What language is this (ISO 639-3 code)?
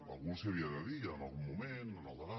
cat